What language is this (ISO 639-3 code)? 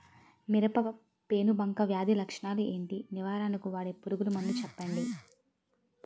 tel